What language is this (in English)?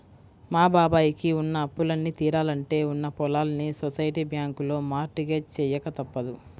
Telugu